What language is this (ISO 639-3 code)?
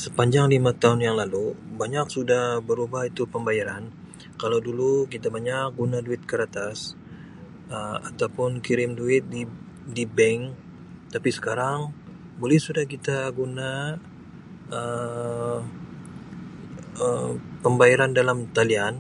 msi